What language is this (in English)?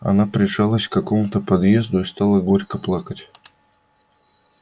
Russian